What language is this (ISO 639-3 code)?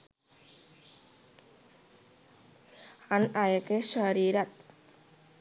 sin